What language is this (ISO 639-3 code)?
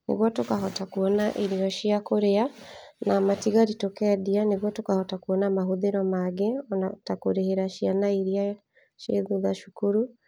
kik